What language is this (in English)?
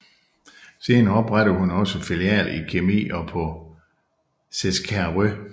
Danish